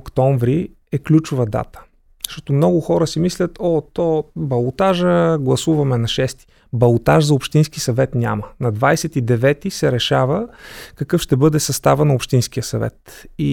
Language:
Bulgarian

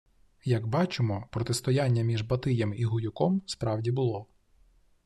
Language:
Ukrainian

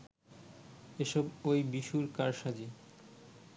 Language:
Bangla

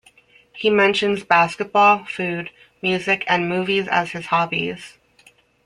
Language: English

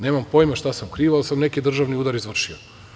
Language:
Serbian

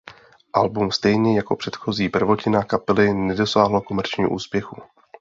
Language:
Czech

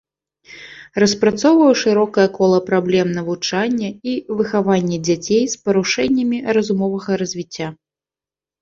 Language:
Belarusian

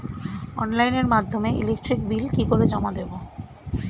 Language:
Bangla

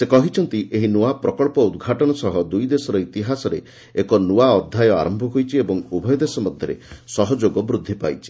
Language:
Odia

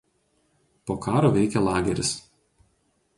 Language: Lithuanian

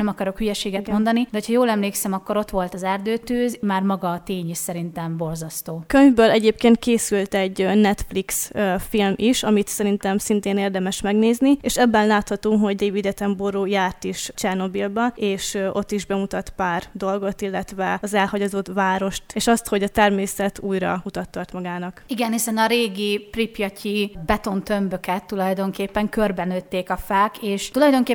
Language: Hungarian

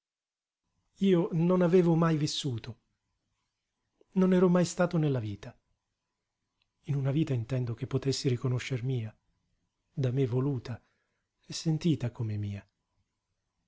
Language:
Italian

